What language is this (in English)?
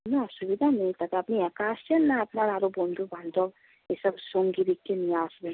Bangla